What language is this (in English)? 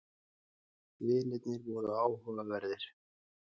Icelandic